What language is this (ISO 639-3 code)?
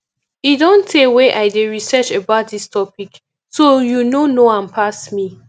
pcm